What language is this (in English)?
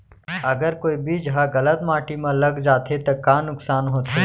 Chhattisgarhi